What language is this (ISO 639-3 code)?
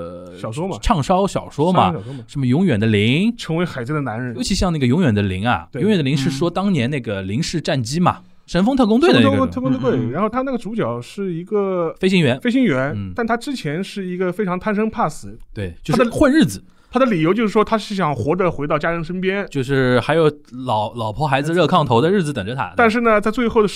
zho